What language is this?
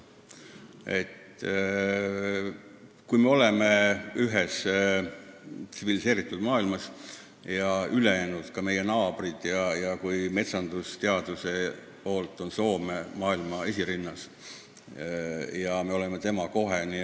Estonian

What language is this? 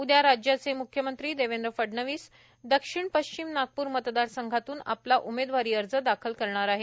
Marathi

